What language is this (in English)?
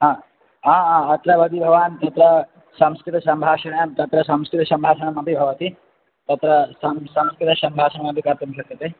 Sanskrit